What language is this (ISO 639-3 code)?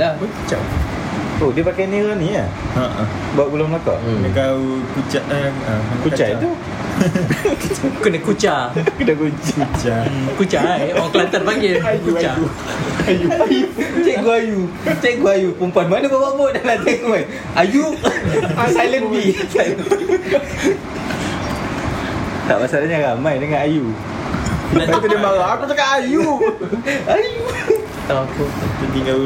msa